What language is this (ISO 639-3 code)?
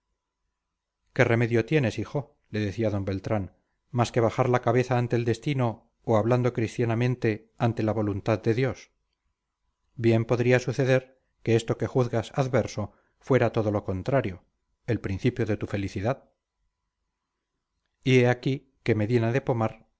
spa